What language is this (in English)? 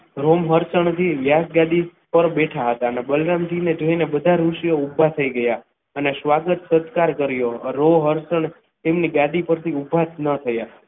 Gujarati